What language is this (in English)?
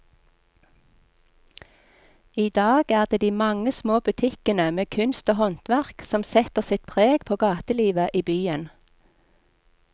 Norwegian